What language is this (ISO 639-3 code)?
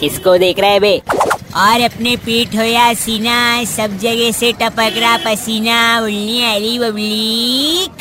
hin